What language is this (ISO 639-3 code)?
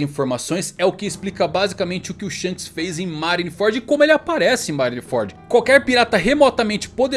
por